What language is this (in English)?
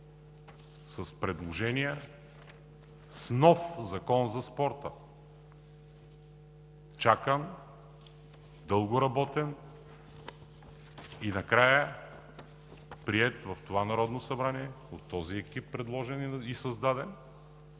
Bulgarian